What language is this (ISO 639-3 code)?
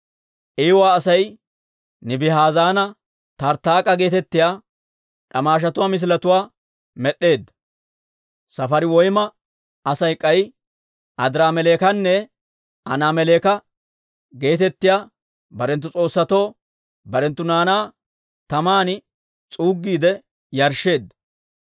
dwr